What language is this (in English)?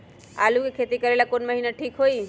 Magahi